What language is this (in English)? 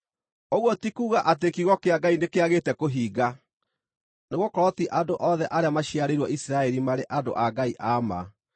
Kikuyu